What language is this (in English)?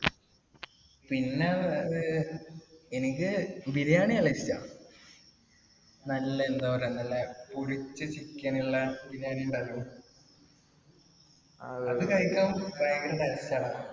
Malayalam